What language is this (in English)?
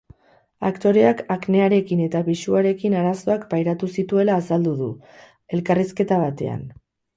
Basque